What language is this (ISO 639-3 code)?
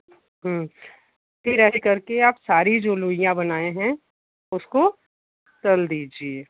hin